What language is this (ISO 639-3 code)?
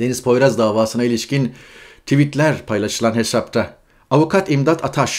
tur